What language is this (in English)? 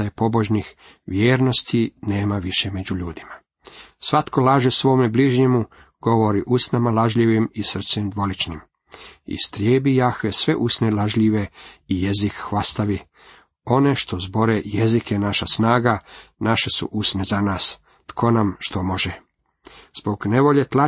Croatian